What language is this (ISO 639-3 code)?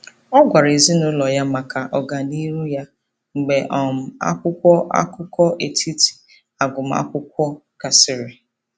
ibo